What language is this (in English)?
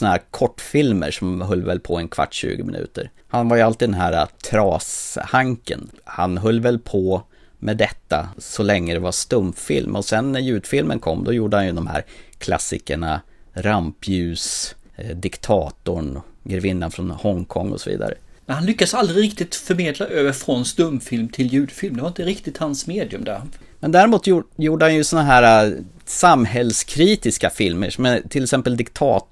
Swedish